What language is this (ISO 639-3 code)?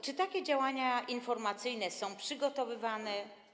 pol